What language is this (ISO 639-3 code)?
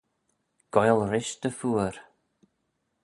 glv